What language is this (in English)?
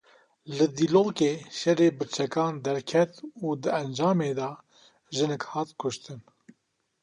Kurdish